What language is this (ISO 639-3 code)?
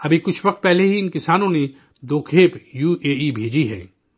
urd